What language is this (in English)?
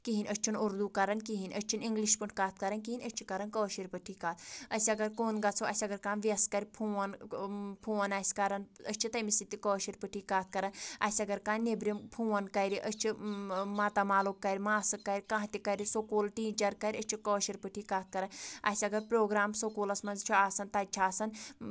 Kashmiri